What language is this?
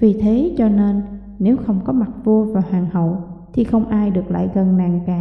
Vietnamese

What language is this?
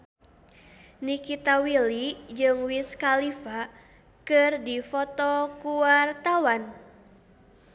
Sundanese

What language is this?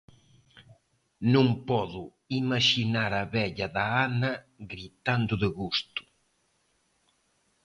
Galician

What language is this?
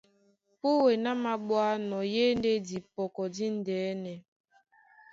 Duala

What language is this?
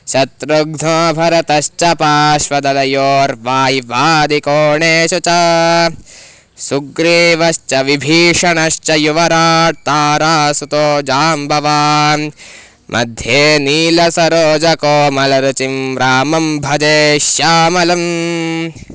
Sanskrit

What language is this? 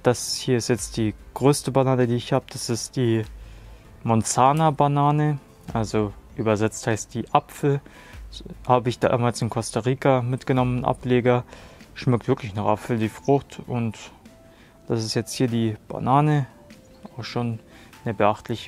German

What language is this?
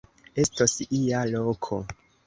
Esperanto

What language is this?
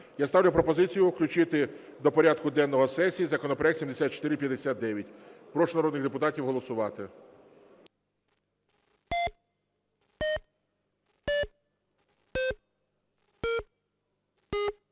Ukrainian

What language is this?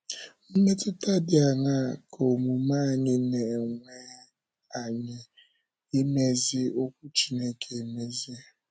Igbo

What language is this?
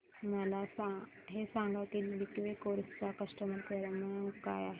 Marathi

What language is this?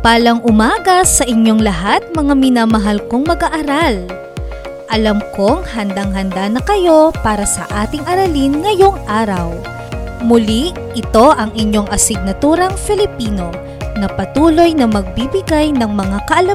Filipino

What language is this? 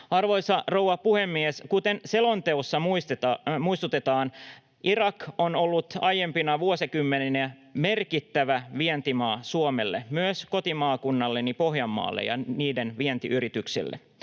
Finnish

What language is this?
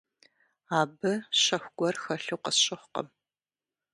Kabardian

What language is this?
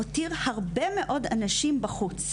Hebrew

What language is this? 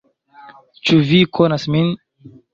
Esperanto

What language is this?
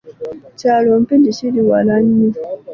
Ganda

